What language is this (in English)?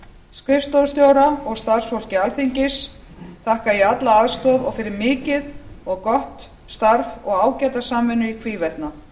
Icelandic